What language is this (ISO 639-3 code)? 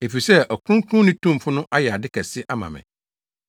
aka